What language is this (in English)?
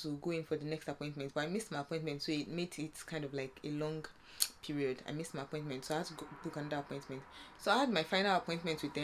English